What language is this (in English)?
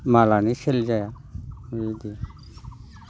Bodo